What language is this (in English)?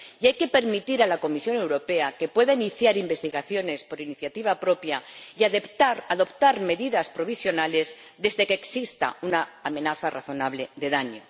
Spanish